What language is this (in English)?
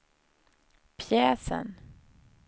Swedish